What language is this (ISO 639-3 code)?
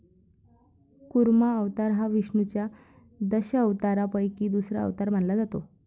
mar